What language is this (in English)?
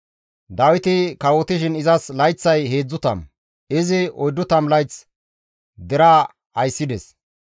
Gamo